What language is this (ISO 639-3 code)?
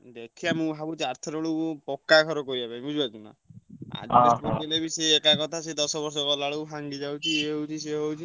ori